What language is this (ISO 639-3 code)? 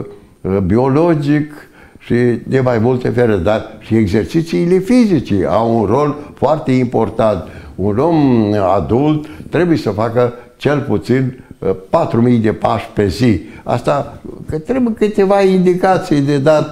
ron